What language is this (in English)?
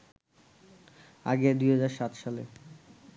Bangla